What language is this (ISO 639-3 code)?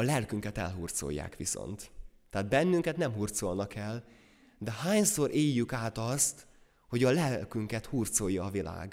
hun